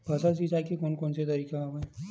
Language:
Chhattisgarhi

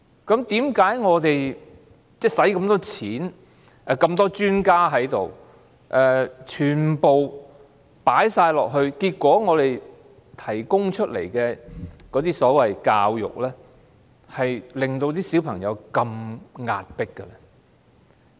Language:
Cantonese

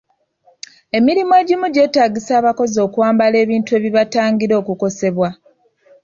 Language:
Ganda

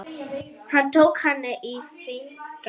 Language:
Icelandic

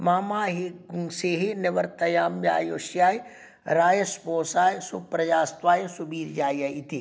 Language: Sanskrit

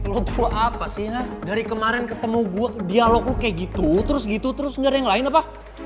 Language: Indonesian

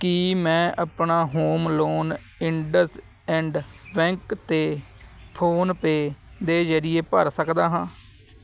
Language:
Punjabi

